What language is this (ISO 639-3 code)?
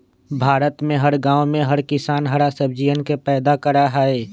mag